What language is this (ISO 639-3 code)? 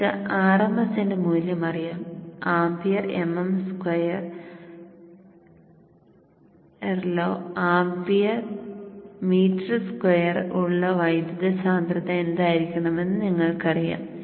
mal